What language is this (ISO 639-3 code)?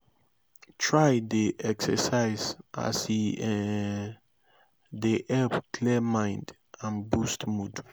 pcm